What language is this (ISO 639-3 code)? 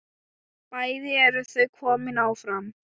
isl